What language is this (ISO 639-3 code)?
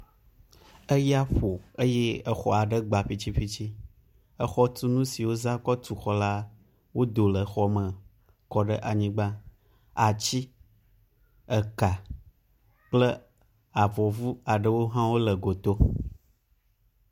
ewe